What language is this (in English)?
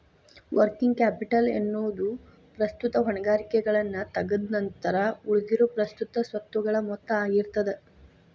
Kannada